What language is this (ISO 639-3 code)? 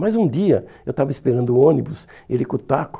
por